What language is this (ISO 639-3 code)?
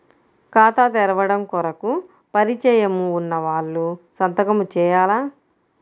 tel